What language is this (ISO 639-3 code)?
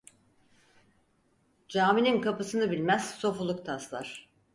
tur